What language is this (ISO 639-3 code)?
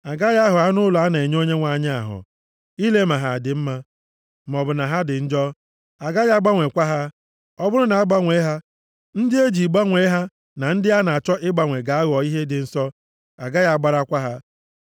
ibo